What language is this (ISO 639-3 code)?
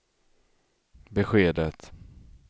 swe